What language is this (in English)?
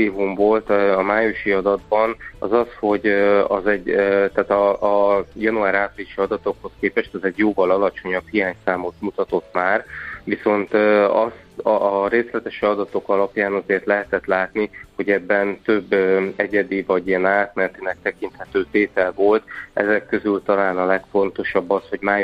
Hungarian